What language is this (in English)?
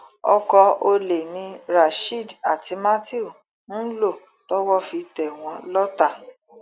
Yoruba